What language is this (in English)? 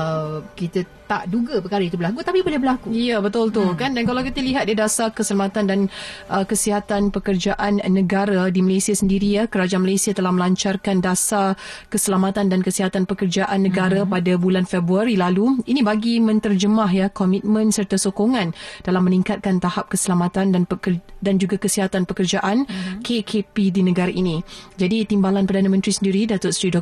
Malay